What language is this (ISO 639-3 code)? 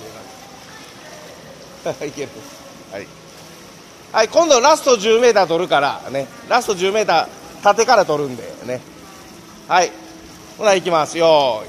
jpn